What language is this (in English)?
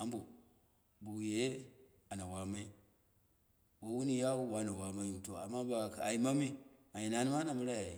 Dera (Nigeria)